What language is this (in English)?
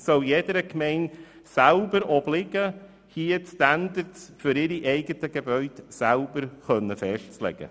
Swiss German